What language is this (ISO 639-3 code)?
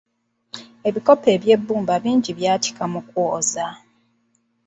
lug